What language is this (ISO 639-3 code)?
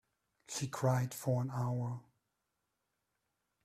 eng